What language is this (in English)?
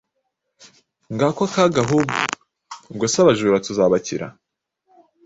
Kinyarwanda